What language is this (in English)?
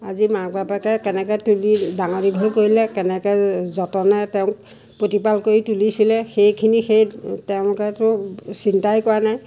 Assamese